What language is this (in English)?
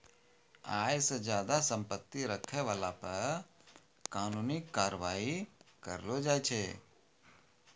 Maithili